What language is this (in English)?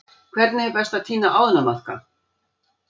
Icelandic